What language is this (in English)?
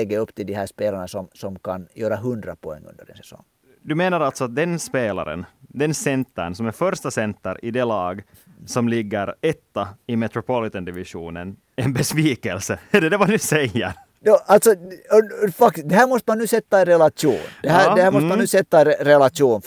Swedish